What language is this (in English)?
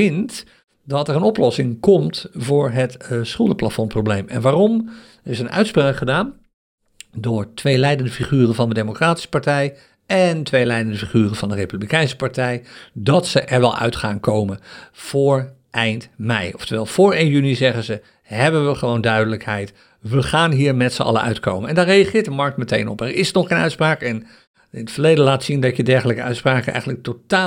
Dutch